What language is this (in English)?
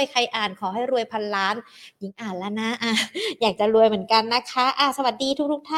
Thai